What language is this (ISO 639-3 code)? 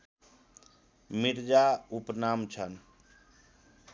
nep